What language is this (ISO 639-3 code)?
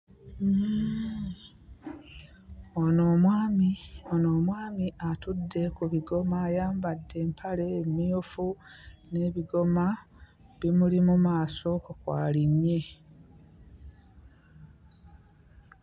lug